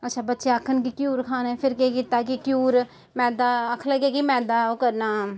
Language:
Dogri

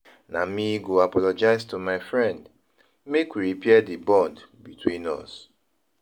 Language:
Nigerian Pidgin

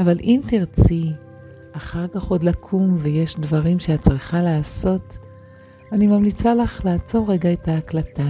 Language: Hebrew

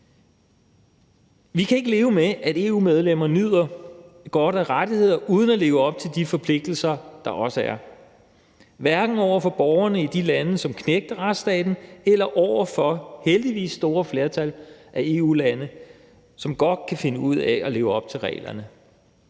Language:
Danish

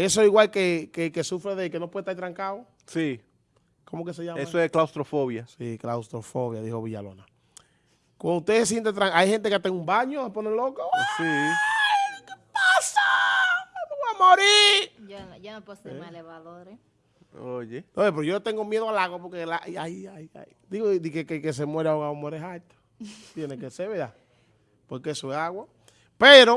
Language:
Spanish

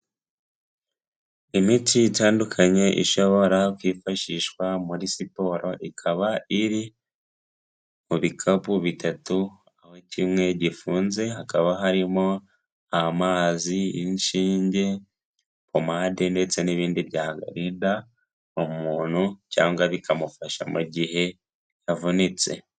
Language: Kinyarwanda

